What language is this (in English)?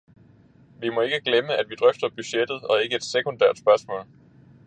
Danish